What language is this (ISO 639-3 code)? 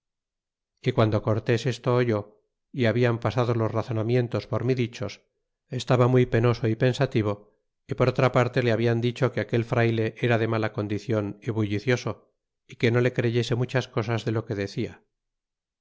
spa